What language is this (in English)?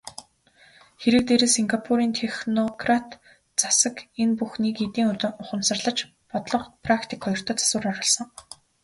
Mongolian